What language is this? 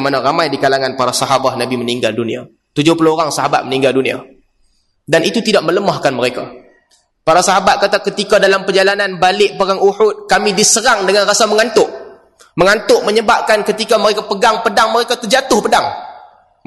Malay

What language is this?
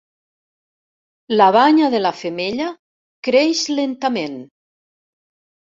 Catalan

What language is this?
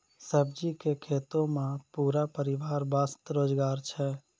Maithili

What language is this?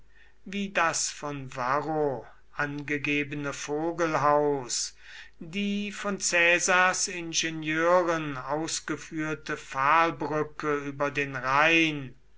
German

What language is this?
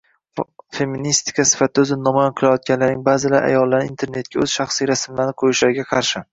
Uzbek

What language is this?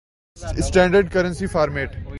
Urdu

